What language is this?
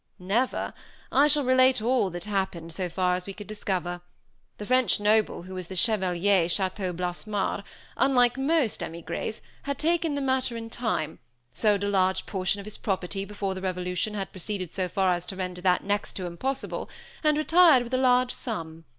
English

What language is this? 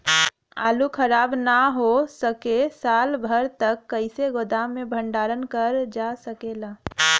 Bhojpuri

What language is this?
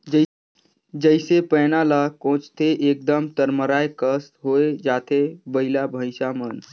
Chhattisgarhi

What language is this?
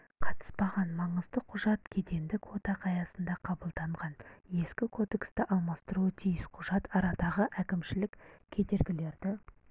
Kazakh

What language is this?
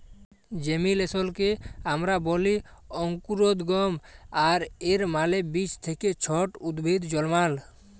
Bangla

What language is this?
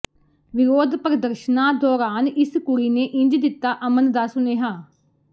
Punjabi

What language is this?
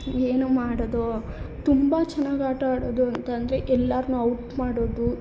Kannada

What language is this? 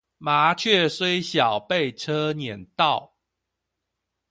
Chinese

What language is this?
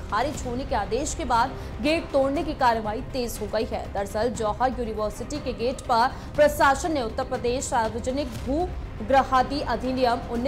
Hindi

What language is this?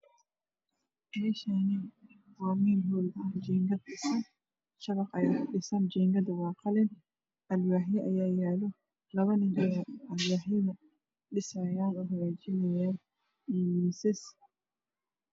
Somali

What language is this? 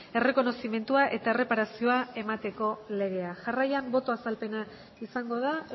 Basque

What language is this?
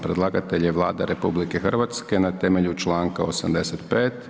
Croatian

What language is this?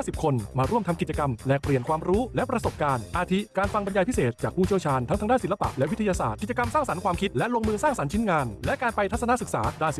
Thai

